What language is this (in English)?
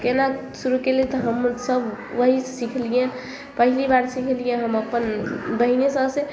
Maithili